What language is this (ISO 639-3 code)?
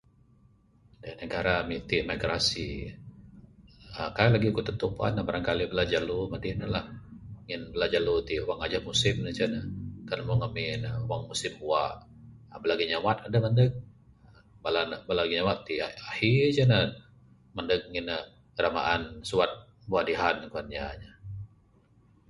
sdo